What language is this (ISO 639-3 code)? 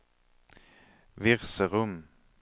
swe